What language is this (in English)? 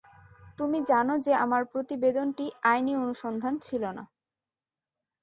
Bangla